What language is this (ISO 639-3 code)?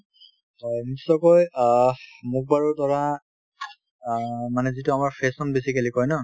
asm